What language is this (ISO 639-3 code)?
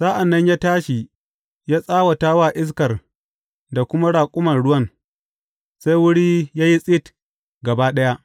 hau